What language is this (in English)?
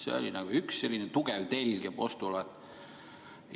Estonian